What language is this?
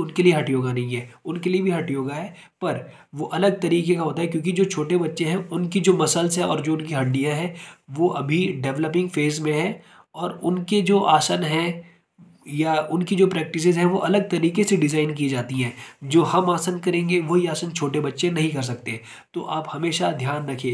Hindi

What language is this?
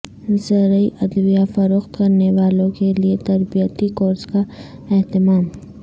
Urdu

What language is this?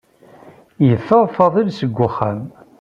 Kabyle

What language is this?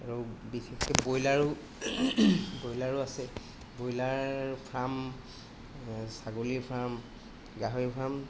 Assamese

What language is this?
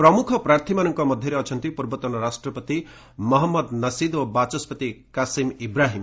Odia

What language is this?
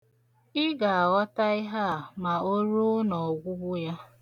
Igbo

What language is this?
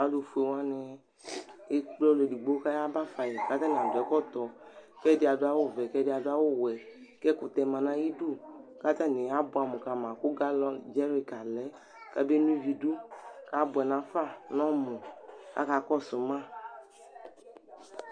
Ikposo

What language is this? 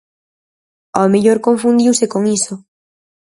Galician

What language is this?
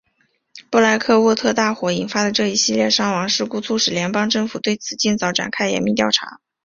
Chinese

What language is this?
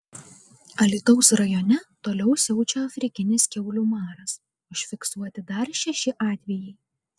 Lithuanian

